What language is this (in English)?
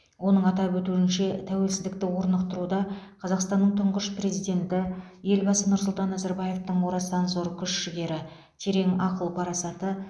Kazakh